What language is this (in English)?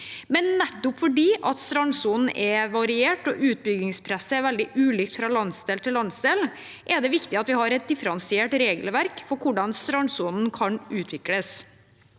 Norwegian